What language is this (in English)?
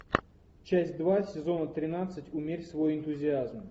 Russian